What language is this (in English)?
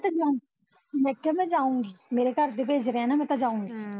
Punjabi